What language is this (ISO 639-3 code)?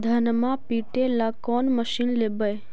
mag